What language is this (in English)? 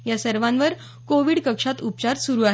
Marathi